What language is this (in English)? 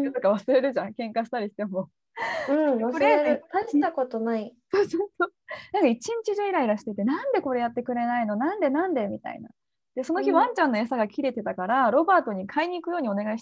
Japanese